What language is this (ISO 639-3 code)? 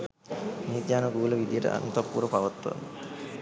sin